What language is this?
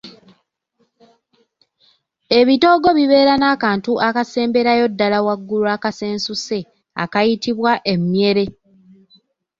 Ganda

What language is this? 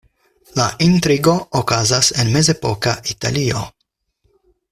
Esperanto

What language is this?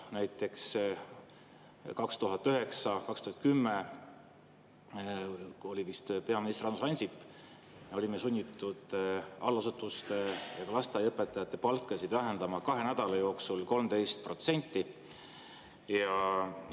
Estonian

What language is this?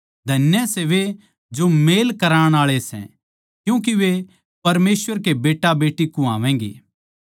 Haryanvi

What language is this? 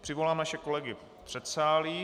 Czech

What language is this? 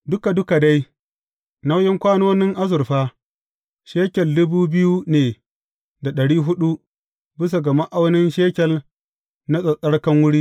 Hausa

